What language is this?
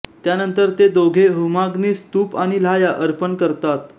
Marathi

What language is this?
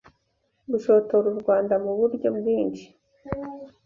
Kinyarwanda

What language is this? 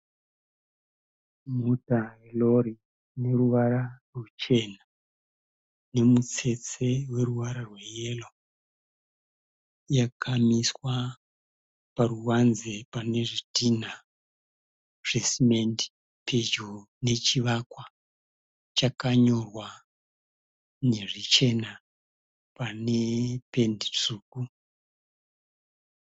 Shona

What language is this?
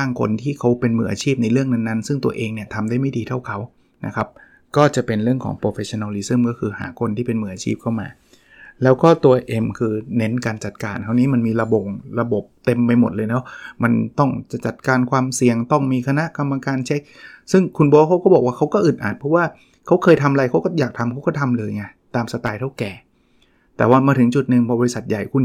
Thai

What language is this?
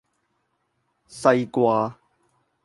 Cantonese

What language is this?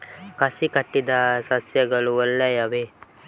Kannada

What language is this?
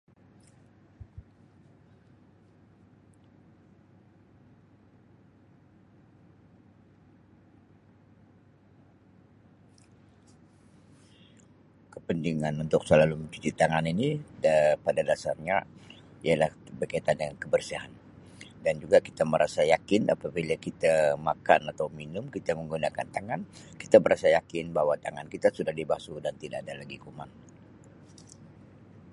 Sabah Malay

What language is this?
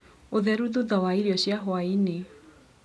Kikuyu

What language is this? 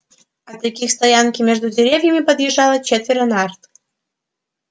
Russian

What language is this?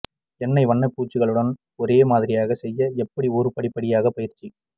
Tamil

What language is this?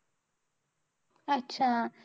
Marathi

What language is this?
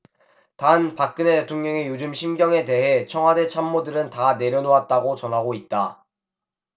Korean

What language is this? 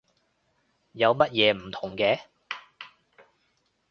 Cantonese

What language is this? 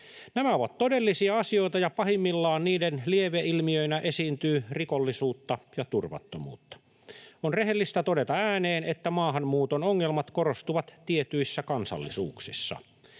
Finnish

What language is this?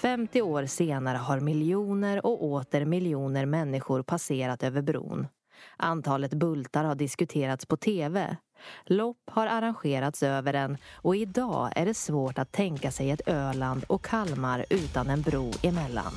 Swedish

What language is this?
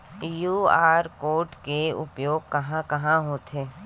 Chhattisgarhi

